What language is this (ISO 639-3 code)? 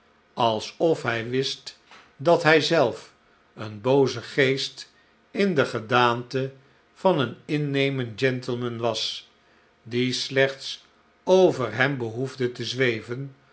nld